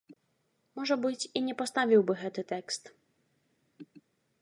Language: Belarusian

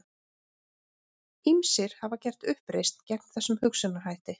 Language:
Icelandic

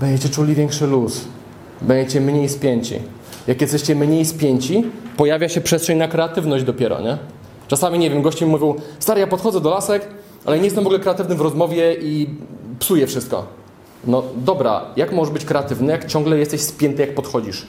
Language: Polish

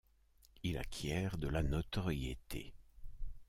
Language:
French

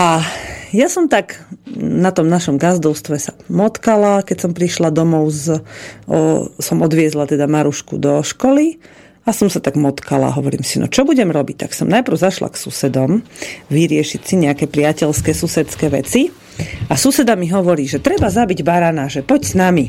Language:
Slovak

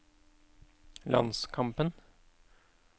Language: Norwegian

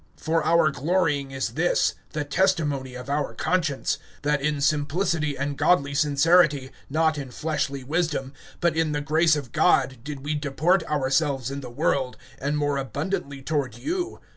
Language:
English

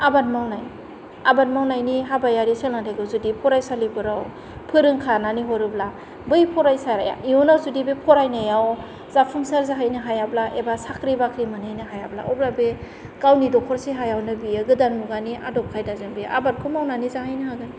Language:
Bodo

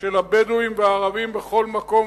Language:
Hebrew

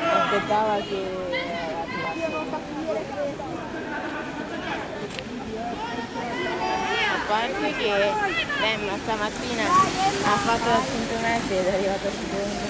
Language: Italian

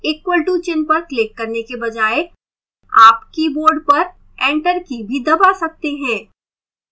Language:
Hindi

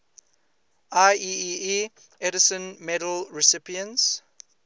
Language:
English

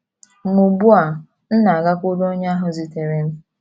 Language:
Igbo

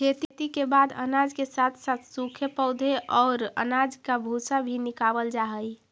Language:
Magahi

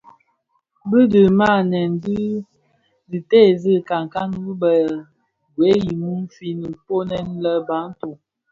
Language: Bafia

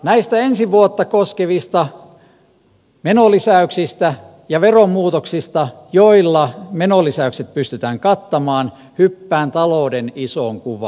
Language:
Finnish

